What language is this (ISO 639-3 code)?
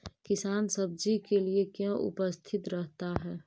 mag